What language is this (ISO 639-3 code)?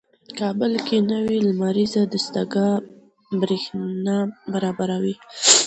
pus